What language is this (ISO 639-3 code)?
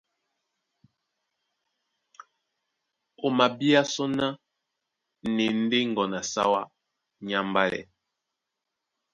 dua